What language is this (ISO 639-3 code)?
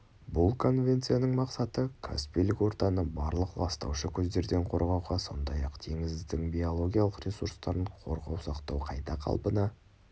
kaz